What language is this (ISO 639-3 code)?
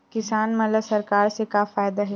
hne